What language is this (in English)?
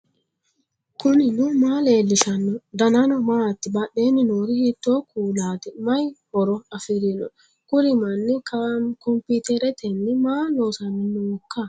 Sidamo